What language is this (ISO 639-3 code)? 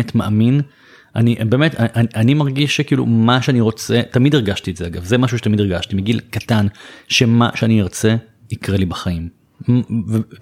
heb